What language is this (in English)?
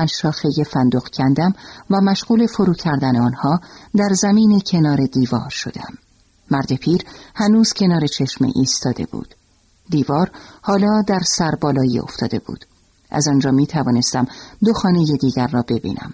Persian